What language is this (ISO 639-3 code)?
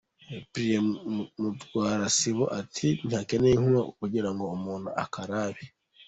kin